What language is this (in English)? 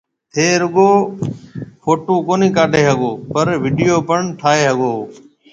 Marwari (Pakistan)